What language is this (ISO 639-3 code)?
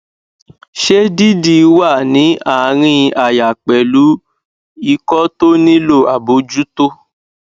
yor